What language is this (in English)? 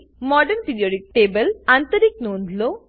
Gujarati